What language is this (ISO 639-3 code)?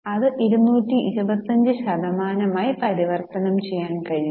mal